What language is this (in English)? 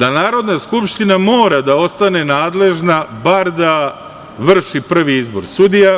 Serbian